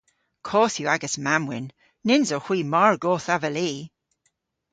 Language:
Cornish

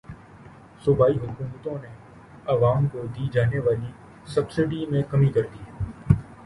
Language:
Urdu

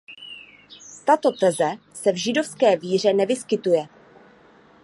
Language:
Czech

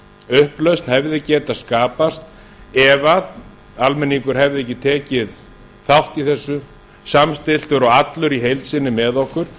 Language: Icelandic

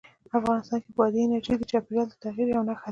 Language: Pashto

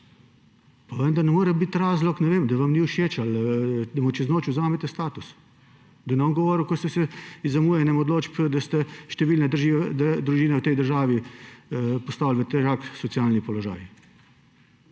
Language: Slovenian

